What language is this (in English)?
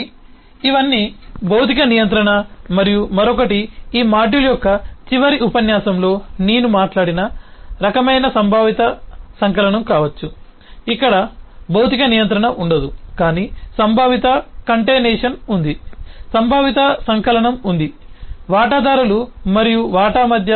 Telugu